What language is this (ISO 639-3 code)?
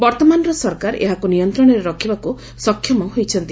ori